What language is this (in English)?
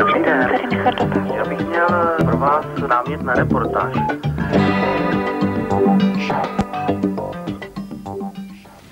Czech